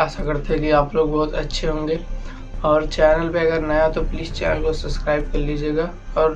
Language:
Hindi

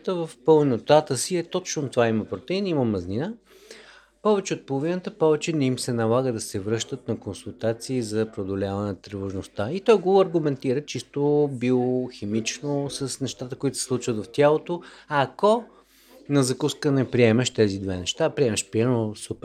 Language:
Bulgarian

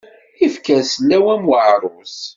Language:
Kabyle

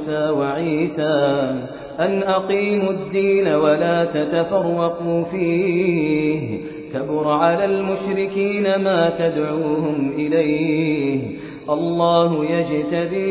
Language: Persian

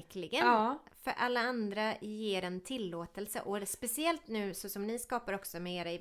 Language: Swedish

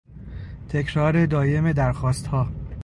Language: Persian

